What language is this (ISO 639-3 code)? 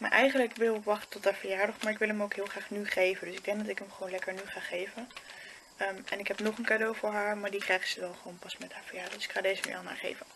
nld